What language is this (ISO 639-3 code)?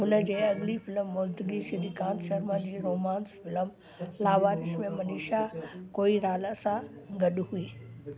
snd